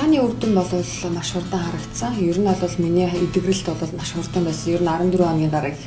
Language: Russian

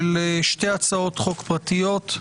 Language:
Hebrew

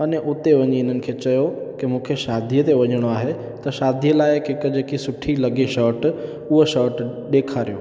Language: Sindhi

